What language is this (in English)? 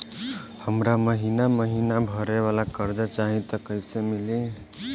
Bhojpuri